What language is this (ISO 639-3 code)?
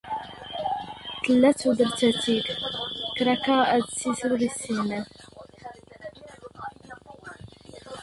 zgh